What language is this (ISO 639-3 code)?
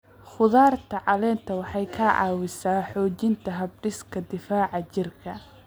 som